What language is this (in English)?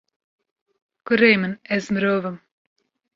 Kurdish